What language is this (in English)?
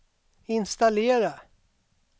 Swedish